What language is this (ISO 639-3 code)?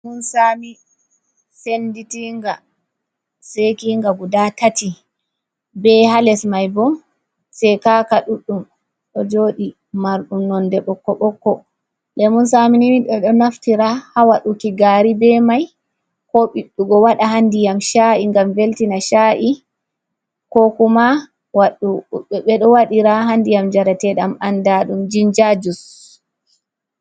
ful